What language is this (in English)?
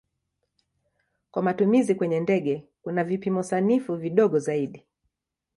Swahili